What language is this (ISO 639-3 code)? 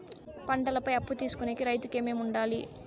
tel